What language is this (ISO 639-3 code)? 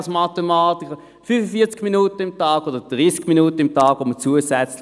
gsw